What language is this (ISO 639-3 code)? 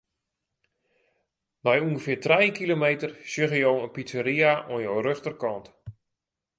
fry